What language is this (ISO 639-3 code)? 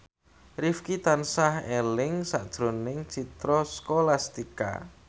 jav